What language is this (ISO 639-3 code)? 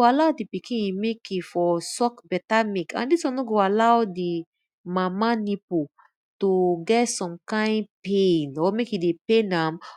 pcm